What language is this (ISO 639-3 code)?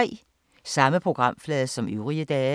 dan